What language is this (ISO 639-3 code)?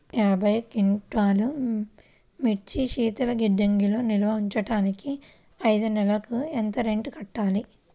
tel